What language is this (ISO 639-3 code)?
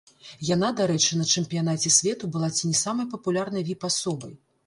bel